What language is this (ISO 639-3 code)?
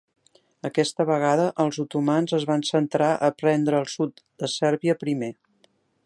cat